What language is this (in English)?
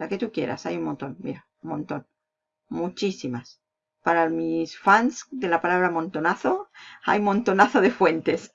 Spanish